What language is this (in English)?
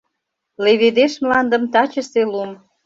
Mari